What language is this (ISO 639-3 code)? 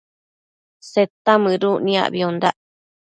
mcf